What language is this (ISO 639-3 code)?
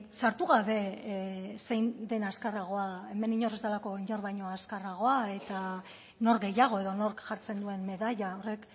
eus